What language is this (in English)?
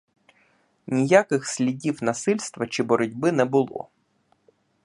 Ukrainian